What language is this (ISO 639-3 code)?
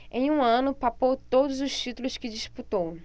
por